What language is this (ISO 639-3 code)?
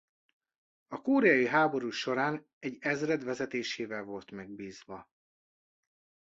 hun